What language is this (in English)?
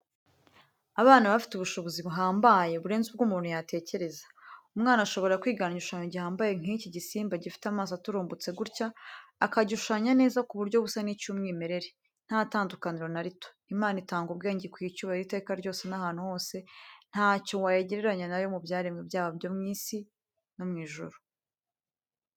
Kinyarwanda